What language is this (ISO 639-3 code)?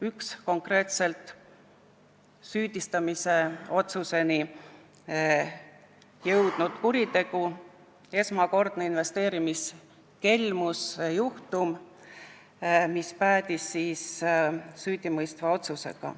est